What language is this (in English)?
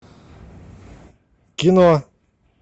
Russian